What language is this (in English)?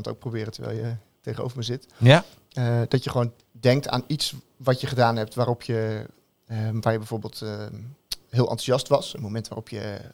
Dutch